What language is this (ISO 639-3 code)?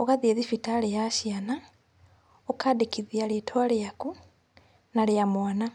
kik